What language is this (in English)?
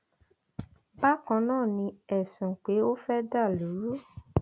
Yoruba